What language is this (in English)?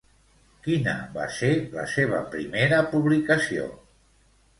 Catalan